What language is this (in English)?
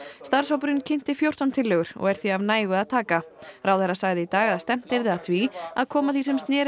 Icelandic